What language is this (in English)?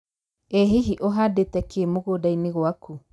Kikuyu